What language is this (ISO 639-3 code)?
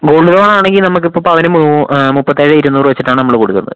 mal